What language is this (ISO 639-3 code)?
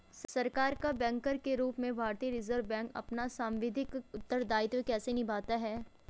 hin